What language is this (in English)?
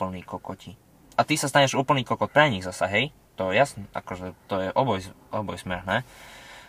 Slovak